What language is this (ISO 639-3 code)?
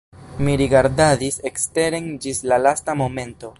epo